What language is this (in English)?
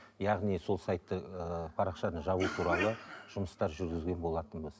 Kazakh